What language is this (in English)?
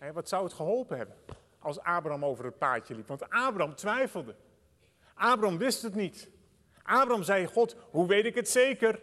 Dutch